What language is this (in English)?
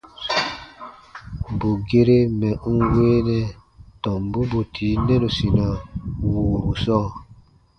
Baatonum